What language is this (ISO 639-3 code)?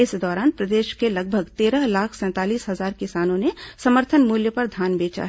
hin